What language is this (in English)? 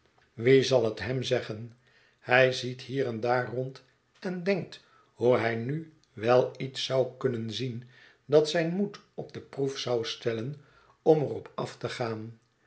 Dutch